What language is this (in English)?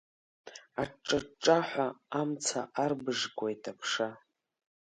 Abkhazian